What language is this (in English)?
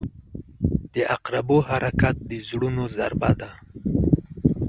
Pashto